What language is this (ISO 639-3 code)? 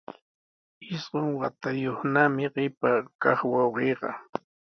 qws